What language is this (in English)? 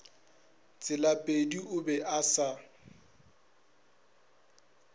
Northern Sotho